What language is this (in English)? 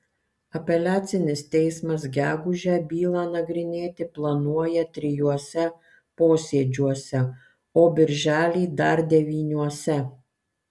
Lithuanian